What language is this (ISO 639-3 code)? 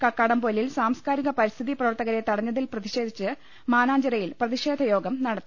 mal